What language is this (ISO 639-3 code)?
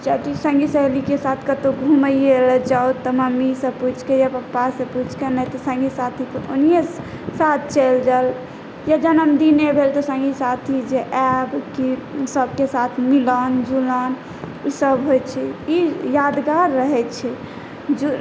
mai